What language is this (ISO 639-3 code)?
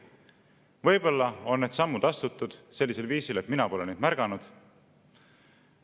est